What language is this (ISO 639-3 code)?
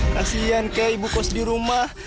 ind